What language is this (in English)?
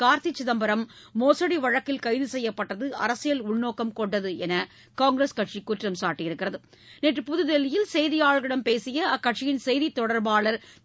Tamil